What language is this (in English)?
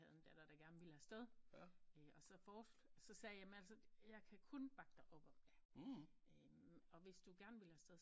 Danish